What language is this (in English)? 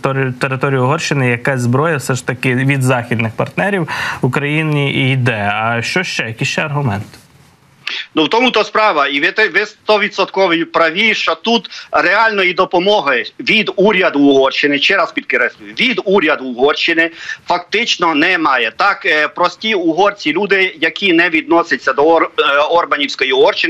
Ukrainian